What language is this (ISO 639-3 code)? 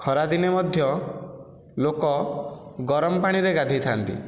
ori